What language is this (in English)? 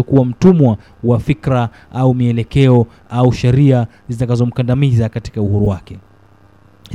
Swahili